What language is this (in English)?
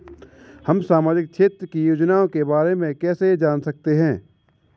Hindi